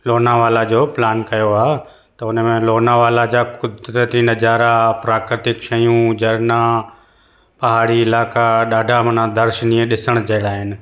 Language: Sindhi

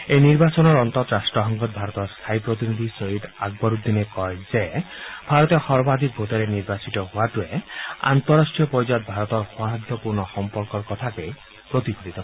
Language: Assamese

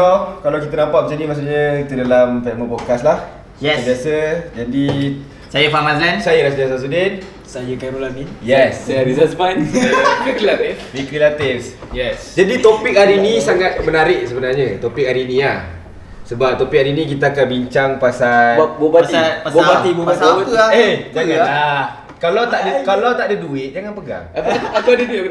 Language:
Malay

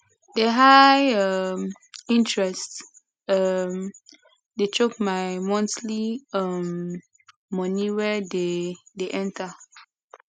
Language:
Nigerian Pidgin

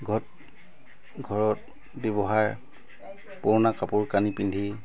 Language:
Assamese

